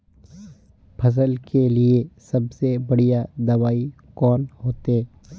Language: Magahi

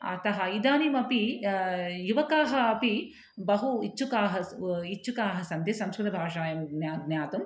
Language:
Sanskrit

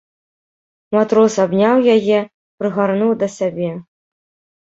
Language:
Belarusian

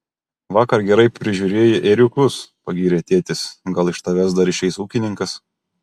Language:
Lithuanian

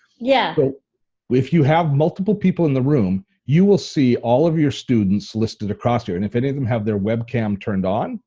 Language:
English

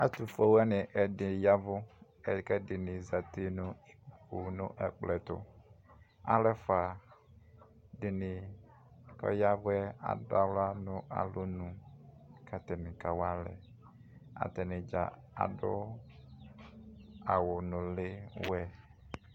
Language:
Ikposo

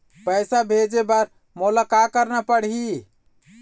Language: Chhattisgarhi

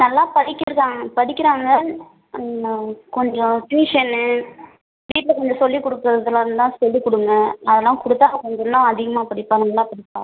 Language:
Tamil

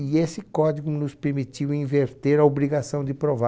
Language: Portuguese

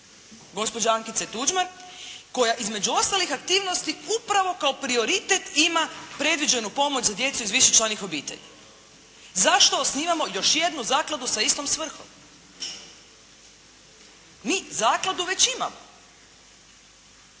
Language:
Croatian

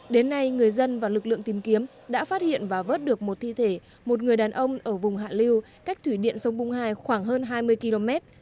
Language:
Vietnamese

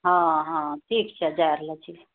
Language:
Maithili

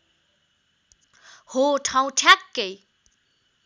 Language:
Nepali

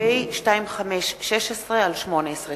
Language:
Hebrew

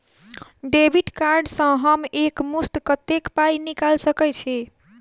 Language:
Maithili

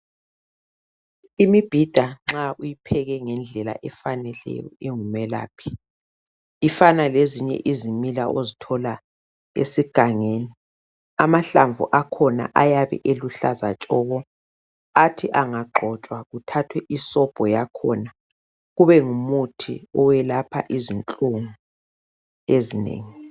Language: North Ndebele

